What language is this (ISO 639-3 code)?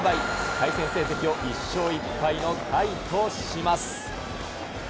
jpn